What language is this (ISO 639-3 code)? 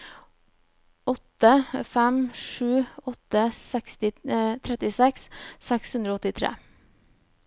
nor